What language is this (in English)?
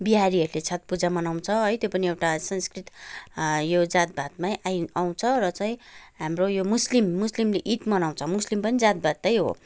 Nepali